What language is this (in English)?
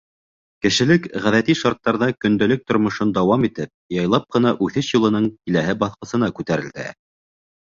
Bashkir